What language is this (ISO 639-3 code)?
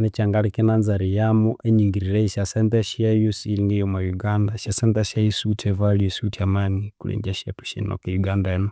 koo